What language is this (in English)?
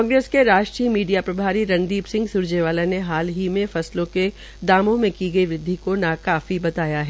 Hindi